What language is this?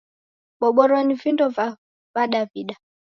Taita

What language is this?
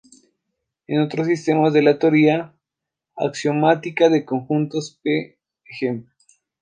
Spanish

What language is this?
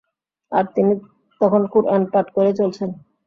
Bangla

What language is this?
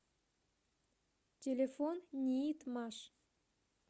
Russian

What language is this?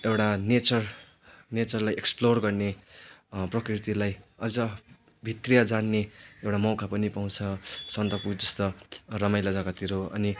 Nepali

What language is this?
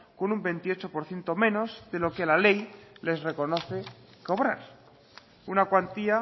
Spanish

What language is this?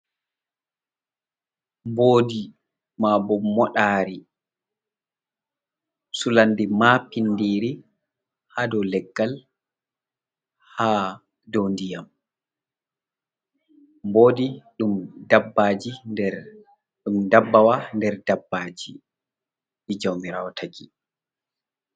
Fula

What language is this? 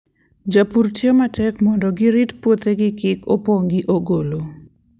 Luo (Kenya and Tanzania)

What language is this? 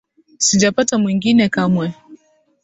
Swahili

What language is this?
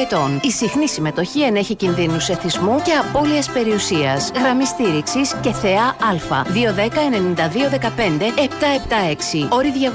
Greek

